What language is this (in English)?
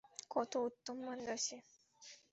Bangla